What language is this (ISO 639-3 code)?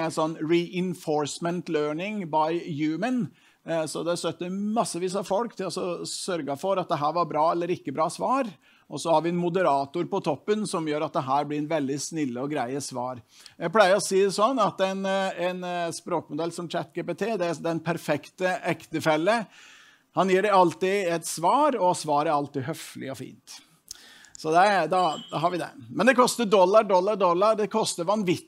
nor